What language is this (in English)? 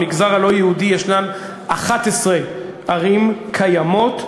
Hebrew